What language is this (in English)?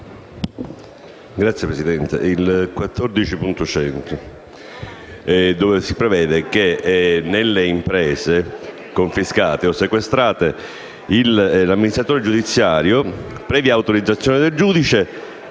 Italian